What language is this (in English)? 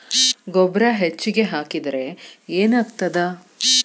Kannada